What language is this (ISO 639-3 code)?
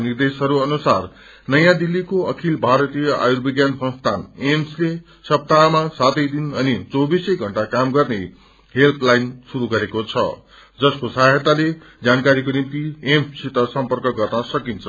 nep